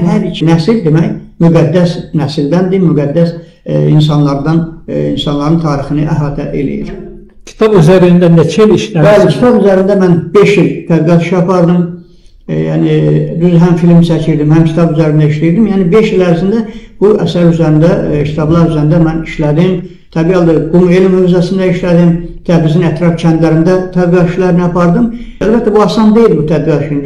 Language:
Turkish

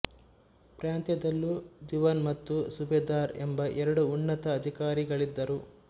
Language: Kannada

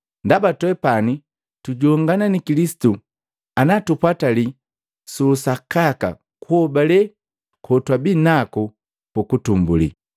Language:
Matengo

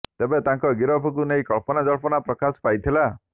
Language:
Odia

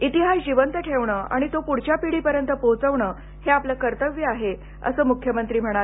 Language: Marathi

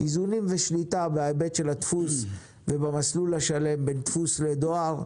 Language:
Hebrew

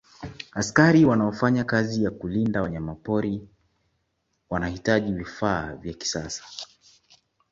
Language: Swahili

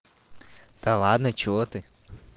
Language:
Russian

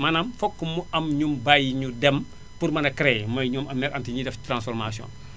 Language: Wolof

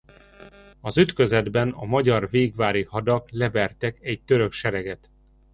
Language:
Hungarian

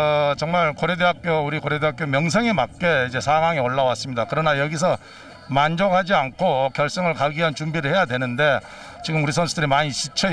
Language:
Korean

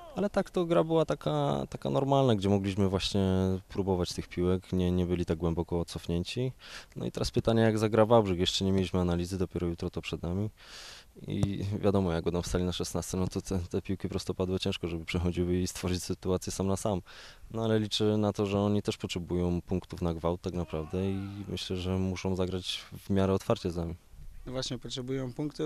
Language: Polish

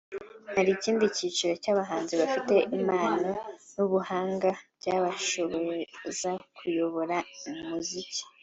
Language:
Kinyarwanda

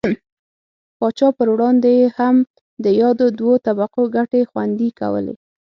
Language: Pashto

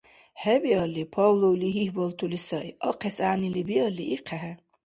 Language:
Dargwa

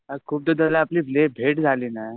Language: Marathi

